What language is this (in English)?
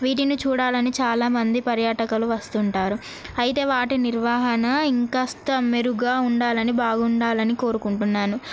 Telugu